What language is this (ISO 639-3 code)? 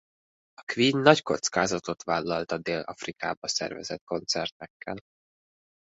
hun